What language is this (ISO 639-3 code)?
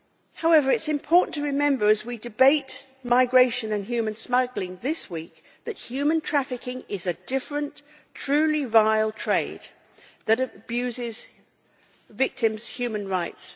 eng